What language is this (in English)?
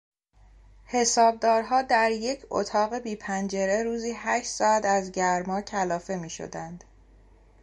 Persian